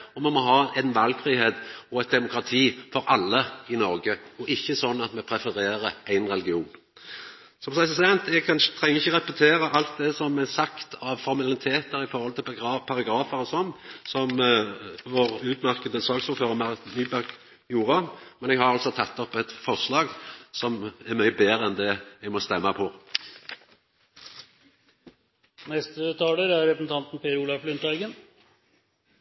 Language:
Norwegian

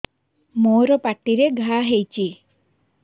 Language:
Odia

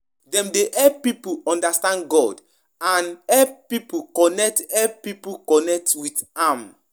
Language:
Nigerian Pidgin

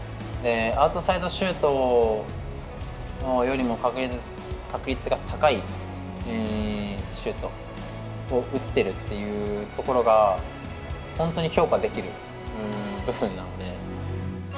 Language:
Japanese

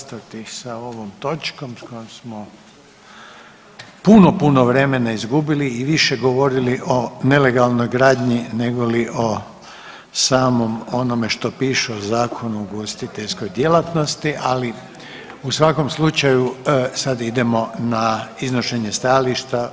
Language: Croatian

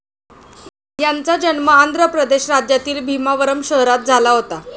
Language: Marathi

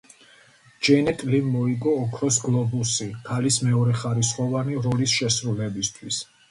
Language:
Georgian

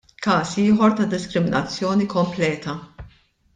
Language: Maltese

